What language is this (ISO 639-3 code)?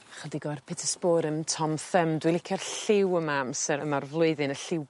cym